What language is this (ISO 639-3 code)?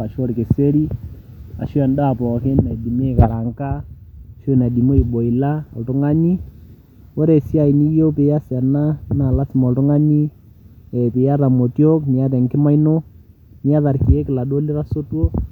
mas